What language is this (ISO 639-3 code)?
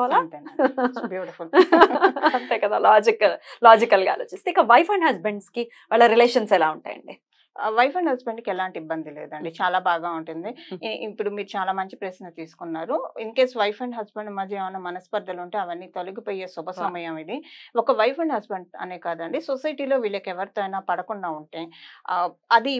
tel